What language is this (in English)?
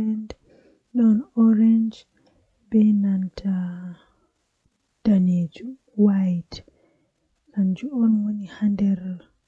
Western Niger Fulfulde